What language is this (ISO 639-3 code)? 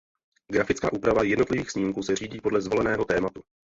ces